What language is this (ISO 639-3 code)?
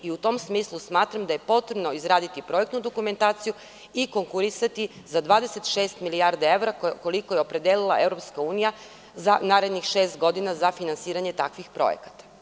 srp